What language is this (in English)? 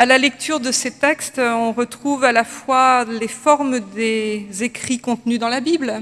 French